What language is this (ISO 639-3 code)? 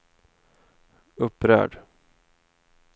swe